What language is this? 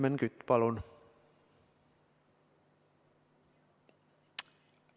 Estonian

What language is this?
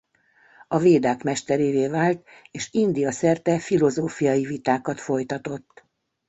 Hungarian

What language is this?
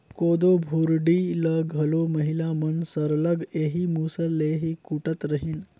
Chhattisgarhi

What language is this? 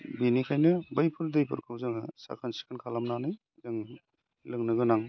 Bodo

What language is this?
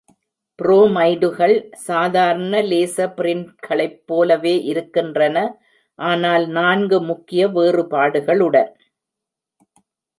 Tamil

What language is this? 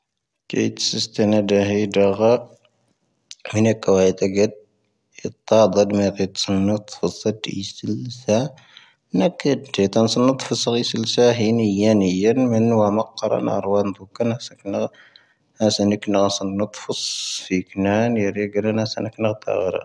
Tahaggart Tamahaq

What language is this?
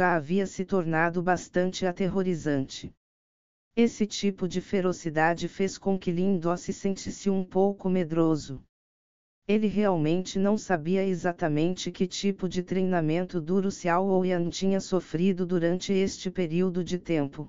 Portuguese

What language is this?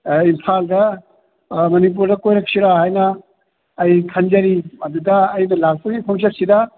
Manipuri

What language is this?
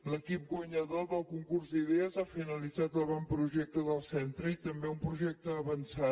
Catalan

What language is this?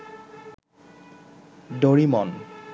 Bangla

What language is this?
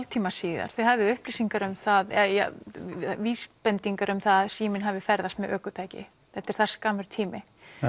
Icelandic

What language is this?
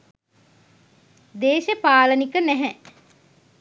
Sinhala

